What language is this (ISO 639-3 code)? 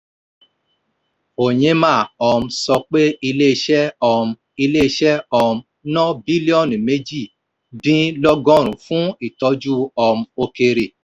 yor